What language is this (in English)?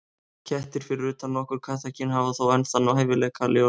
Icelandic